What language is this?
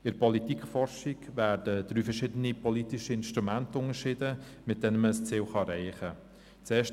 Swiss German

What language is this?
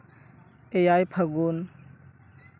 Santali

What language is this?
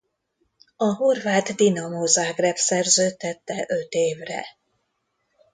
Hungarian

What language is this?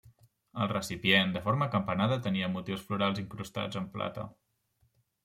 Catalan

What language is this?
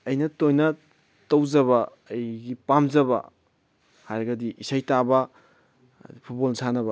Manipuri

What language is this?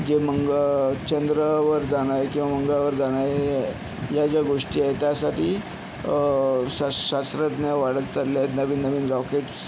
Marathi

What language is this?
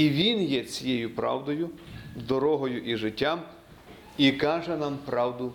Ukrainian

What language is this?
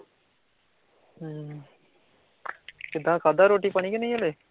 Punjabi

